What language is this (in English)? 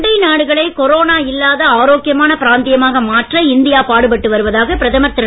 Tamil